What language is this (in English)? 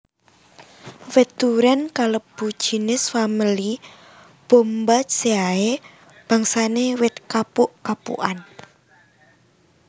Javanese